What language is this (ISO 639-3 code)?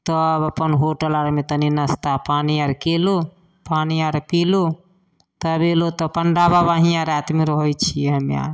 mai